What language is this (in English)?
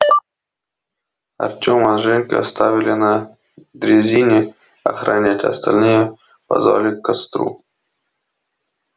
Russian